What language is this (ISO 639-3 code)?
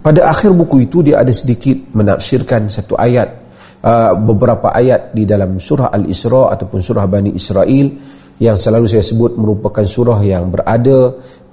msa